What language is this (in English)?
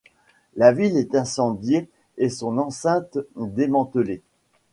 French